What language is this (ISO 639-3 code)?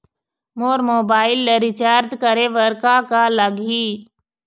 hne